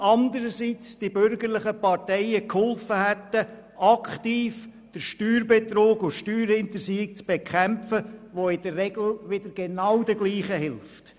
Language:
Swiss German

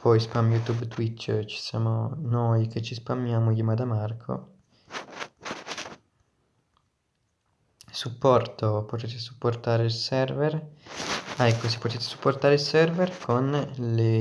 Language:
Italian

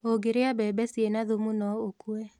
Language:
Kikuyu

